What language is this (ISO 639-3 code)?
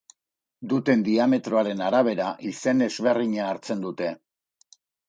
eus